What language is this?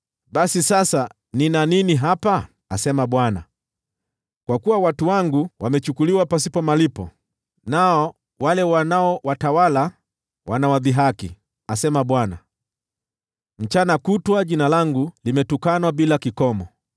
Swahili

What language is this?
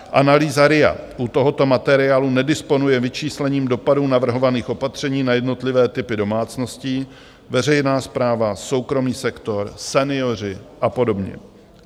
Czech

